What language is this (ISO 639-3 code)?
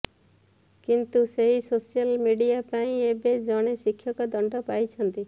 ori